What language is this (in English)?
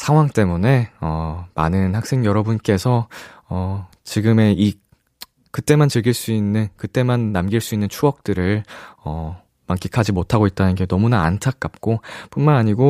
Korean